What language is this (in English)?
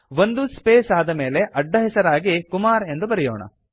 Kannada